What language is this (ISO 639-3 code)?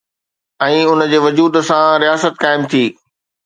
snd